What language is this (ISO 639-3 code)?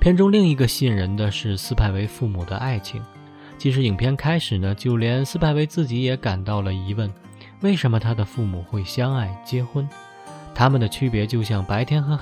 zho